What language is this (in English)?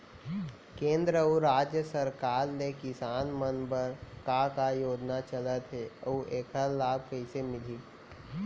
Chhattisgarhi